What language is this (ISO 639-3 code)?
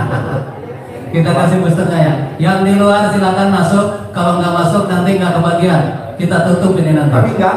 ind